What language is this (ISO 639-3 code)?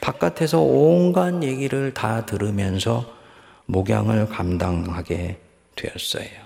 kor